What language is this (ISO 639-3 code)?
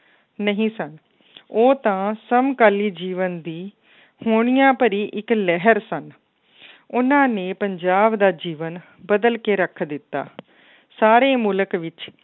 pan